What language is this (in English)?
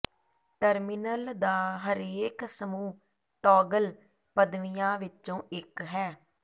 Punjabi